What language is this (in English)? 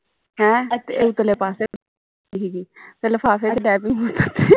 Punjabi